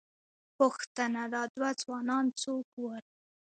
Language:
Pashto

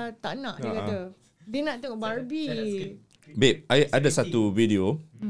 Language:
Malay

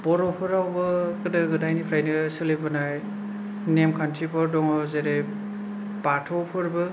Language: Bodo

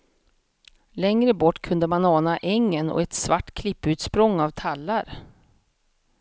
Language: Swedish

